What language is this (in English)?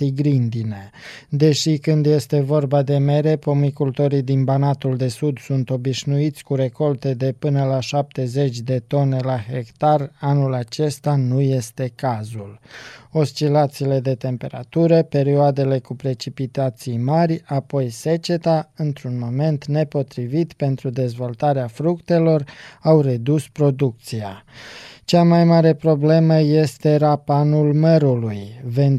Romanian